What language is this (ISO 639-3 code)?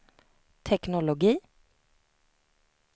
swe